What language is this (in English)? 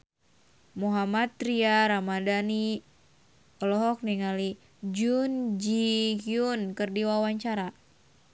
Sundanese